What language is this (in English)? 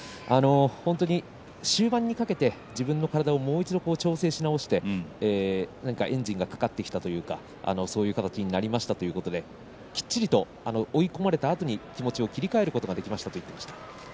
Japanese